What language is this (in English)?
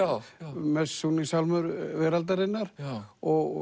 Icelandic